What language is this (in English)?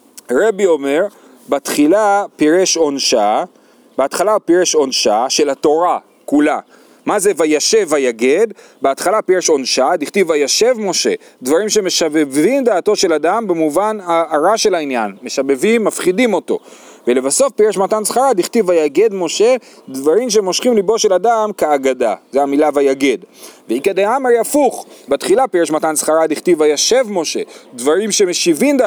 Hebrew